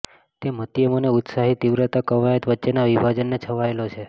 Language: Gujarati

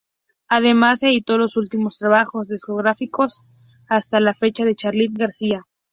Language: Spanish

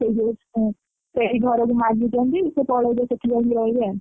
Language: Odia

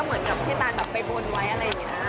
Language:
Thai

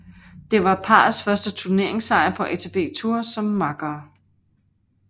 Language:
Danish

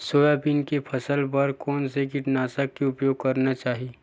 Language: Chhattisgarhi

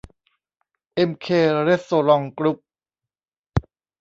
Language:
Thai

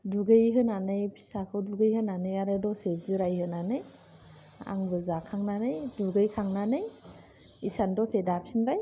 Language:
Bodo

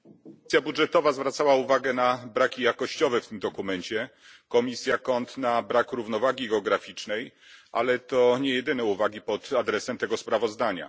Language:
Polish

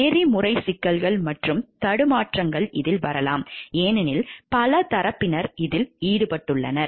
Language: Tamil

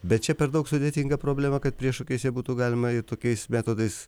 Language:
Lithuanian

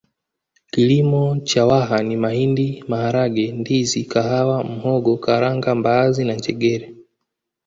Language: Swahili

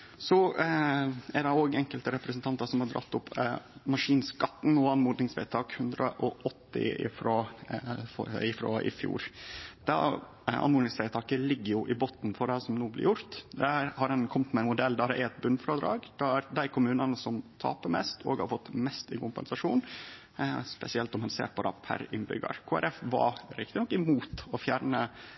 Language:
Norwegian Nynorsk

